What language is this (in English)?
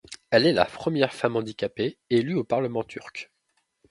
French